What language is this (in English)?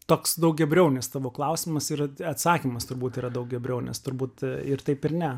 Lithuanian